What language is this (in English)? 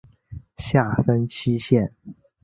Chinese